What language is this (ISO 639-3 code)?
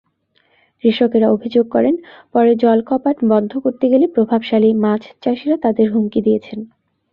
ben